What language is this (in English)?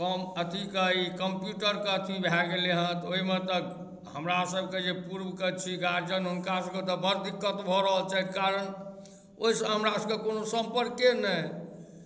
Maithili